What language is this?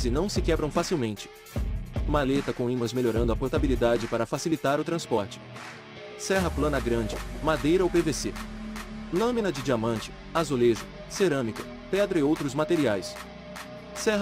Portuguese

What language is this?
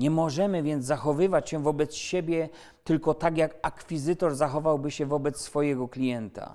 Polish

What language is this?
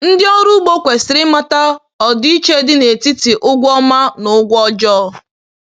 Igbo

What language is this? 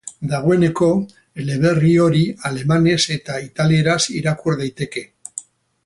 Basque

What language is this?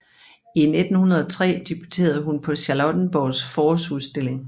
Danish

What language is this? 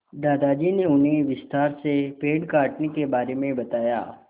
Hindi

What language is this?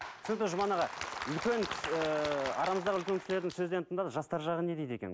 Kazakh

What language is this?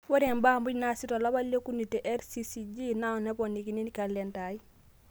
Masai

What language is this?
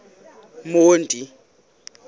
Xhosa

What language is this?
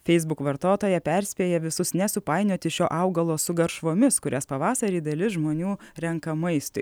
Lithuanian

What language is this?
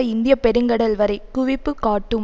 Tamil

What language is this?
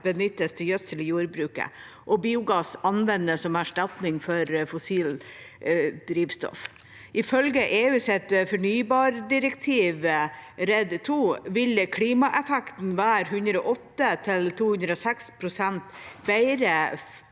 Norwegian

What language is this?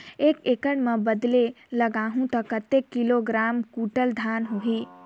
Chhattisgarhi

